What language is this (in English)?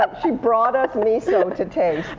English